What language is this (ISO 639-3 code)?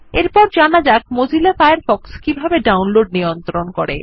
ben